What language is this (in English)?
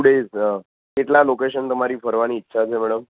Gujarati